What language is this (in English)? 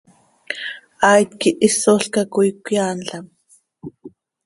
Seri